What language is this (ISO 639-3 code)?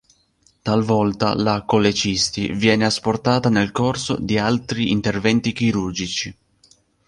ita